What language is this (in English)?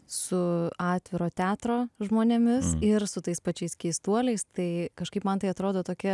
Lithuanian